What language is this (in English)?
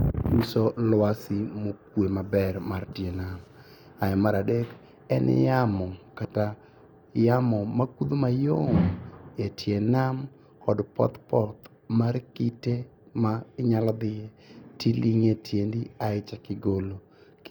Luo (Kenya and Tanzania)